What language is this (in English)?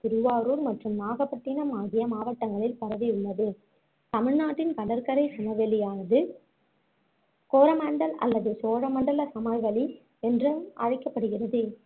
Tamil